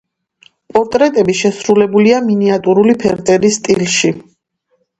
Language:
Georgian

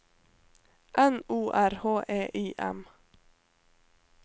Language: Norwegian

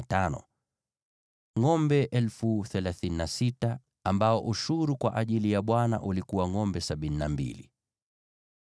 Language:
Swahili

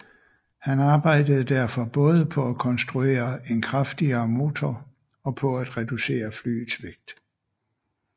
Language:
Danish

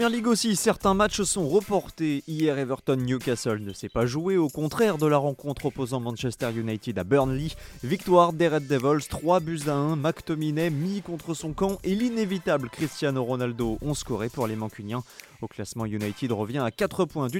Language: French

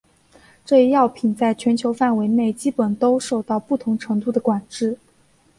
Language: Chinese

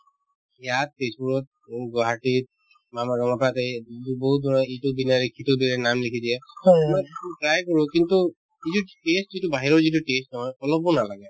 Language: Assamese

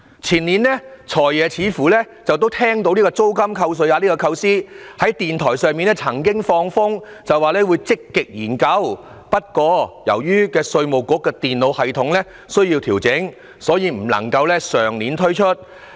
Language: Cantonese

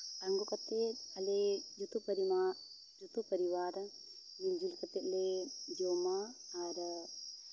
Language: Santali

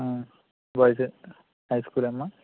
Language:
Telugu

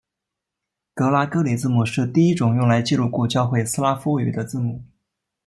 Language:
Chinese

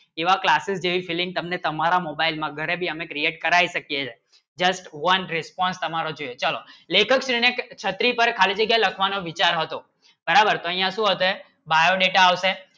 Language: Gujarati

